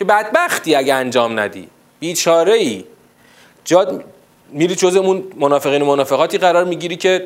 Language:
Persian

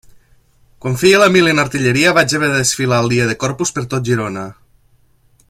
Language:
Catalan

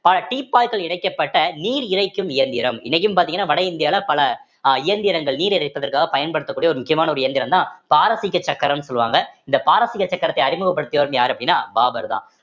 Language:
Tamil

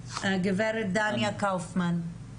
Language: Hebrew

